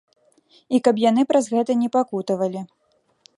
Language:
Belarusian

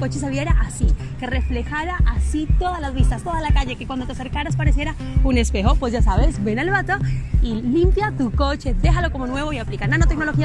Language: Spanish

